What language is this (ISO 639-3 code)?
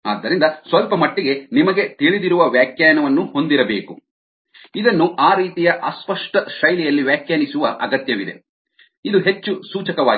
kan